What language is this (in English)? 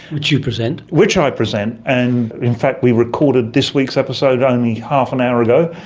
English